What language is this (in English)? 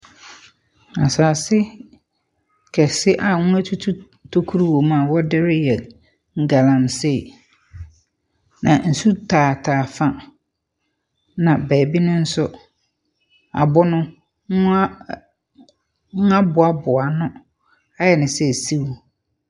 Akan